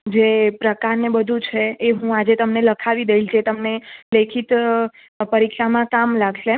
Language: Gujarati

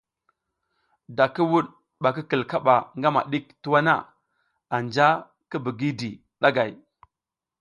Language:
South Giziga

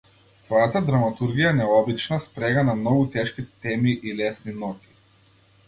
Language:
Macedonian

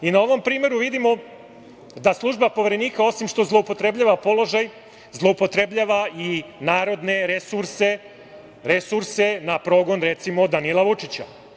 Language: Serbian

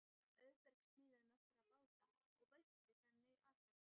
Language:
Icelandic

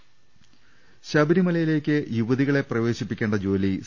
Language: Malayalam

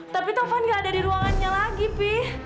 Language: Indonesian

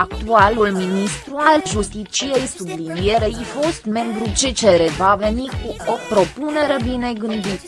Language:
Romanian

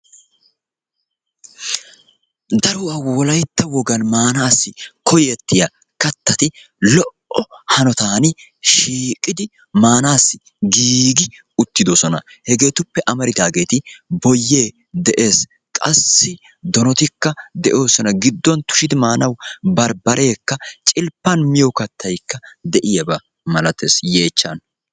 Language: Wolaytta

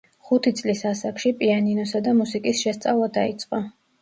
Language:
Georgian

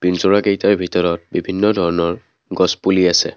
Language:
Assamese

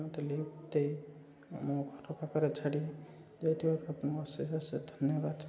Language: Odia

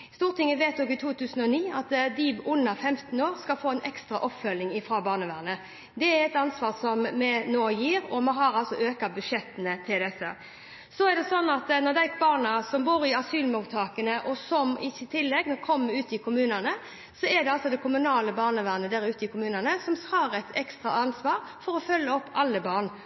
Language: Norwegian Bokmål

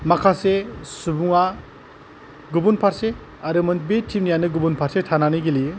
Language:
Bodo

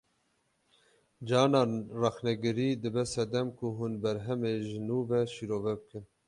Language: Kurdish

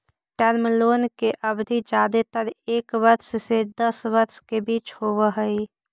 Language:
Magahi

